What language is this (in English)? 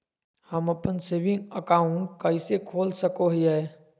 Magahi